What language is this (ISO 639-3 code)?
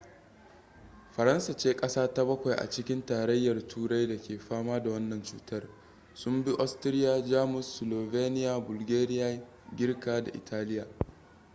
hau